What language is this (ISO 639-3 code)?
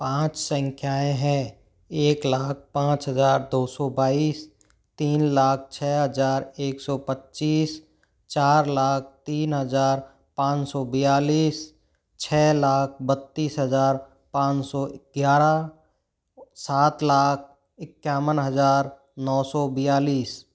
hin